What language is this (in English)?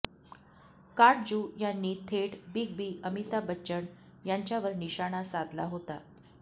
Marathi